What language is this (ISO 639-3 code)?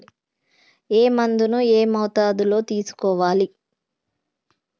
tel